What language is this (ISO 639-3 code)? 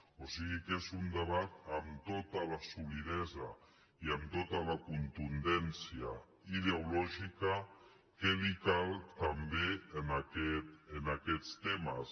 cat